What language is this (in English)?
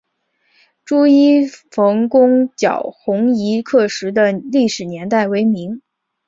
Chinese